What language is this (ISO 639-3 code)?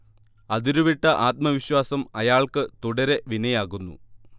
mal